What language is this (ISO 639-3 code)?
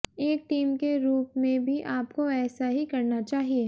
hin